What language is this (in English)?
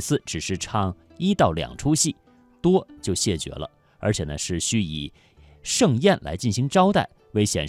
Chinese